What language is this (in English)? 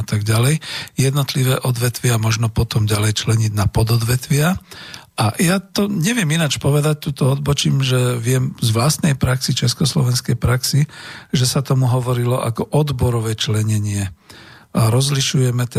Slovak